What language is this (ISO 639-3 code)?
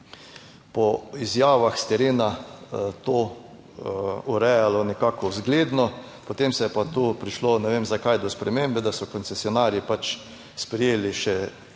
slv